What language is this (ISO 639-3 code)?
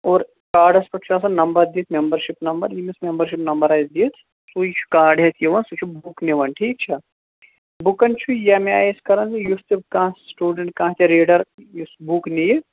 kas